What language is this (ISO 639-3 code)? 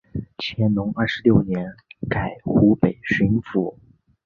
zho